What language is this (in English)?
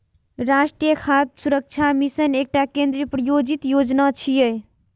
Maithili